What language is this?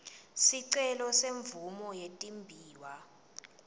Swati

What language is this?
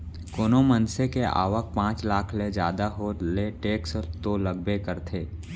Chhattisgarhi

